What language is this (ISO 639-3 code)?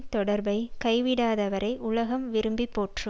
tam